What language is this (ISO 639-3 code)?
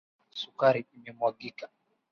swa